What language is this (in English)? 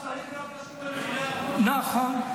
Hebrew